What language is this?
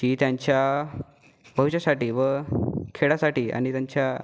Marathi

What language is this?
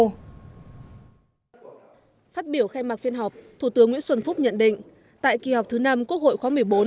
Vietnamese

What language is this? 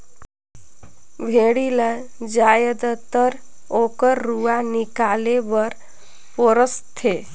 Chhattisgarhi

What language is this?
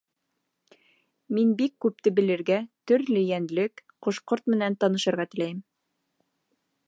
Bashkir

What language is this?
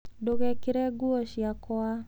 Kikuyu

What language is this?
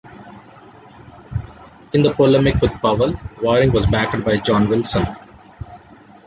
English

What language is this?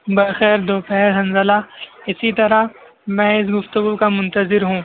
Urdu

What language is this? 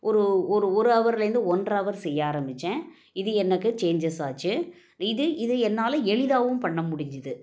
Tamil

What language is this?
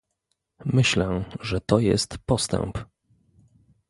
Polish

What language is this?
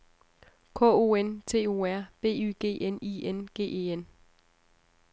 Danish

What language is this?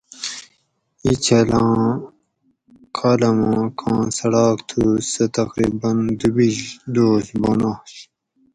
Gawri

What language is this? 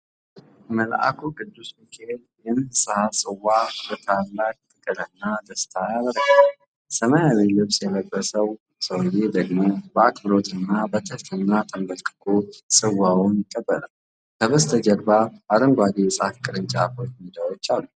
Amharic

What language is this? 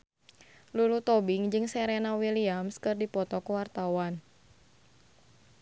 Sundanese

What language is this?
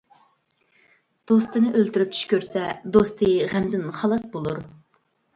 Uyghur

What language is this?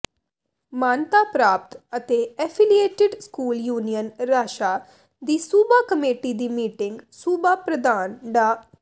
Punjabi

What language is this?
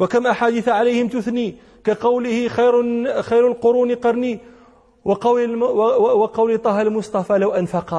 Arabic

